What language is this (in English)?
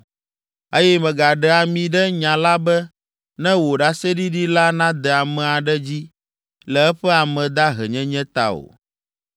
Ewe